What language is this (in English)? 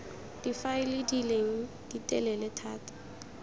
Tswana